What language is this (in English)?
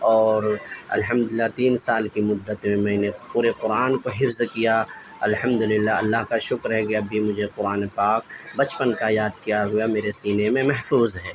Urdu